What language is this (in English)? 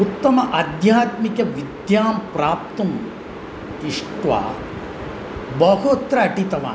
Sanskrit